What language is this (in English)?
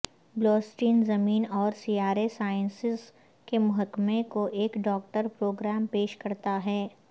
Urdu